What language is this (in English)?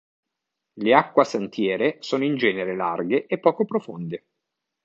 Italian